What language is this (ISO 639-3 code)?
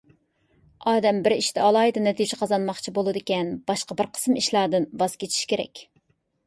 uig